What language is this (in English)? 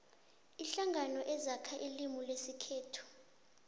South Ndebele